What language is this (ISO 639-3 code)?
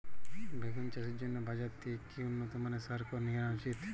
ben